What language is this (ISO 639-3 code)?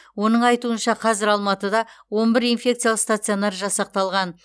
kaz